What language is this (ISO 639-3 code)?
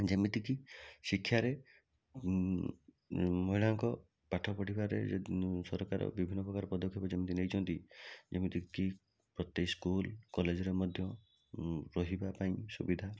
ori